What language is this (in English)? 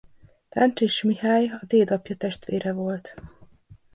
Hungarian